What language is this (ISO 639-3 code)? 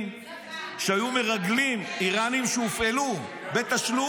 heb